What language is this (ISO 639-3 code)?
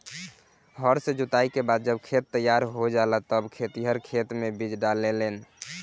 bho